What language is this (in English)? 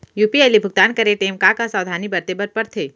Chhattisgarhi